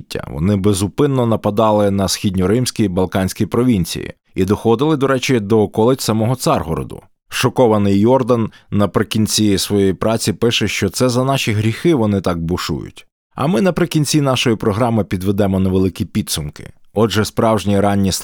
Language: Ukrainian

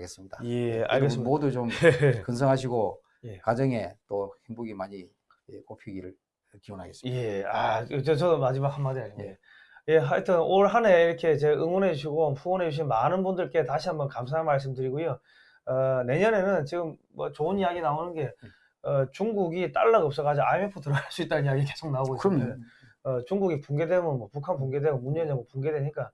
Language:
Korean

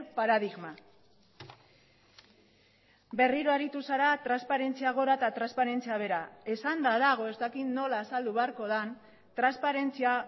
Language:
Basque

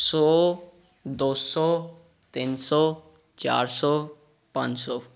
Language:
Punjabi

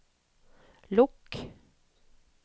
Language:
Norwegian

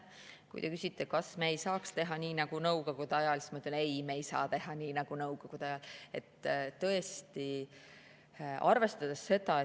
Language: Estonian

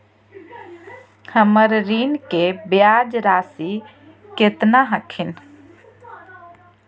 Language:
Magahi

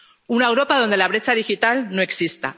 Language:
Spanish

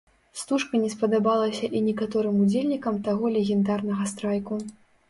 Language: Belarusian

